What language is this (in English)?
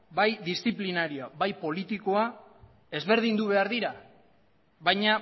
Basque